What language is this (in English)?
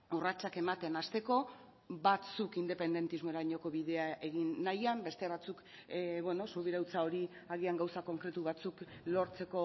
Basque